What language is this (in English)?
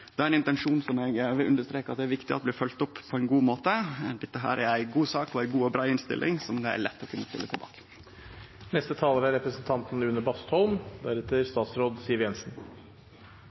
Norwegian